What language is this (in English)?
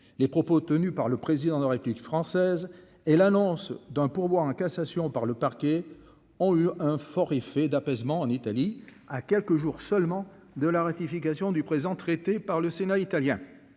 French